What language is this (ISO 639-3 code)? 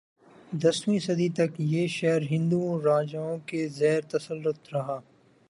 urd